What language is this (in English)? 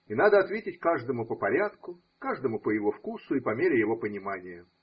Russian